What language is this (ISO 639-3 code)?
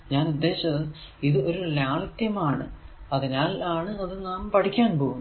mal